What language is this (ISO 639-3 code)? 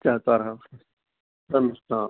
san